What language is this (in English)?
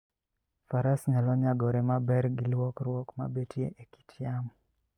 Luo (Kenya and Tanzania)